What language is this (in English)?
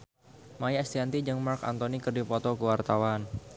Sundanese